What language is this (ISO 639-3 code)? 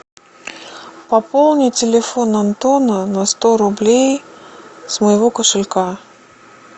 rus